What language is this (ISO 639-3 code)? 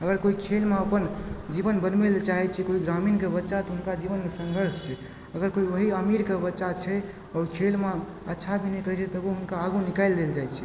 mai